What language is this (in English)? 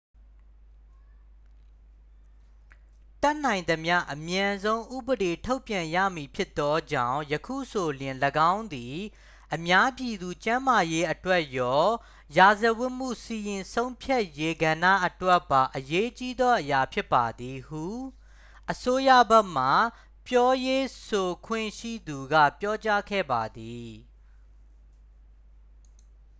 Burmese